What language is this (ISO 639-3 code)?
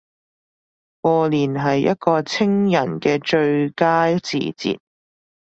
yue